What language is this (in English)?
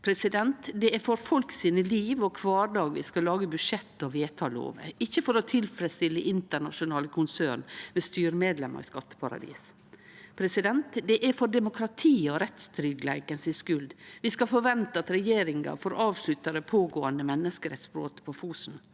Norwegian